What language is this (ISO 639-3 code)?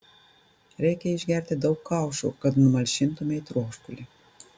lit